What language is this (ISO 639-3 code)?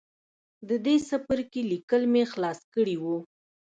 pus